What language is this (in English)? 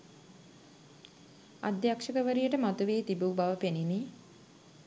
Sinhala